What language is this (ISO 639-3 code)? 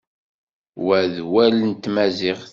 kab